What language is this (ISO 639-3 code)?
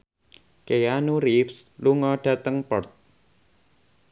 jav